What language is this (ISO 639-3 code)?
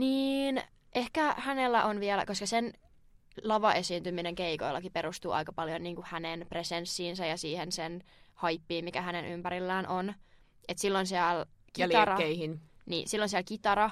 fin